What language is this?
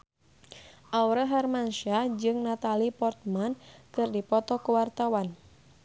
Sundanese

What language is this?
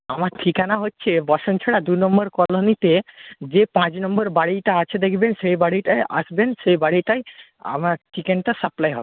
Bangla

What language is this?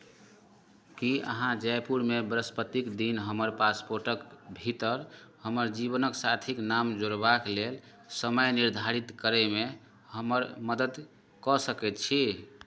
Maithili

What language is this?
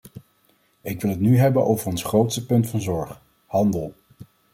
Dutch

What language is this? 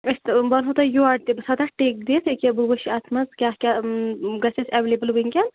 Kashmiri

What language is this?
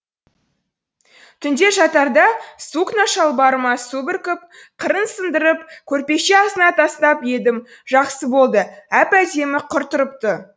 Kazakh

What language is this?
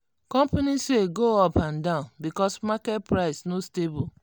Nigerian Pidgin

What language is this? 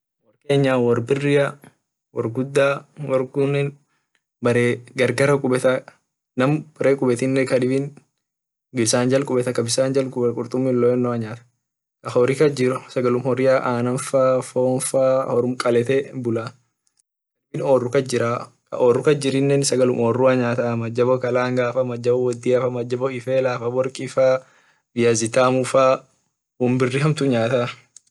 Orma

